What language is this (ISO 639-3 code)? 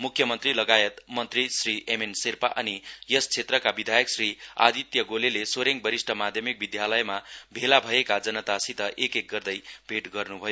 nep